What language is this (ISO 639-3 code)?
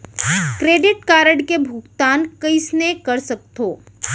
hne